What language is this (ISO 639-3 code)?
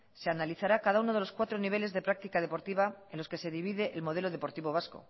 spa